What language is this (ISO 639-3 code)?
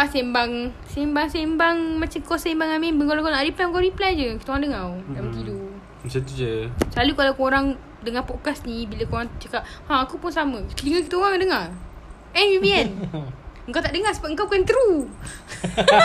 msa